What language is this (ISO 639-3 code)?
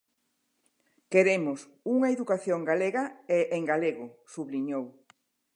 glg